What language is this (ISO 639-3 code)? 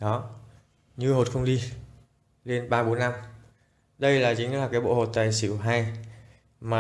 vie